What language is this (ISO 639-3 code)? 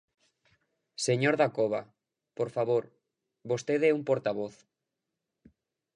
glg